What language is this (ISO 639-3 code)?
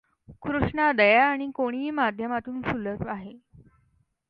mar